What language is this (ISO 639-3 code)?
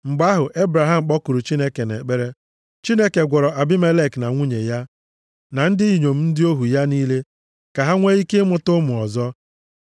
ibo